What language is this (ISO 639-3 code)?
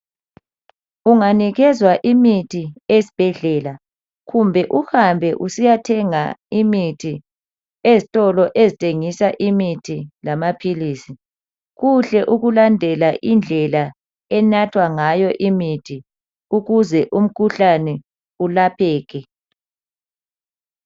nde